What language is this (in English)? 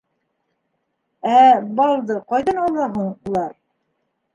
Bashkir